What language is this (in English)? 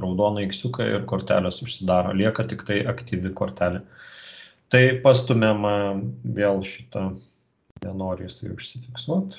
Lithuanian